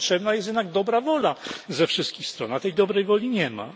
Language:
Polish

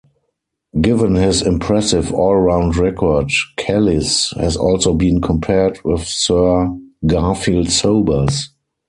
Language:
English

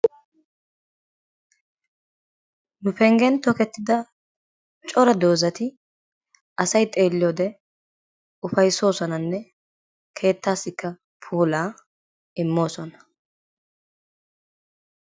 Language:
Wolaytta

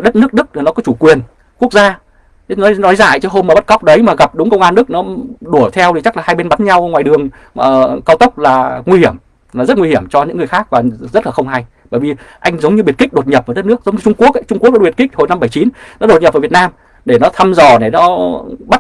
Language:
Vietnamese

